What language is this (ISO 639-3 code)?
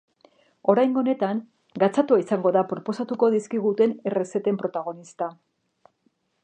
eus